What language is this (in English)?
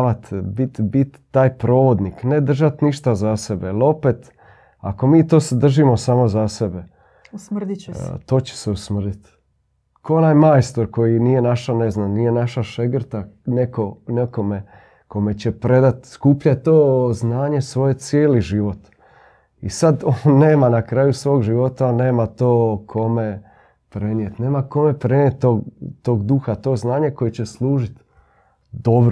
Croatian